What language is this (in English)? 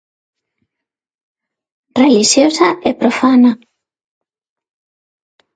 Galician